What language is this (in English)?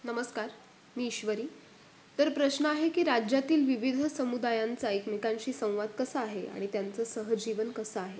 Marathi